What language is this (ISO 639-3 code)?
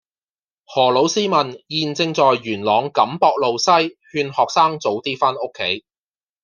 yue